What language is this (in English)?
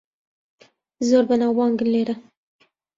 Central Kurdish